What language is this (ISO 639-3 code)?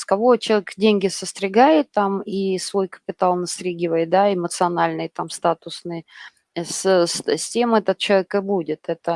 rus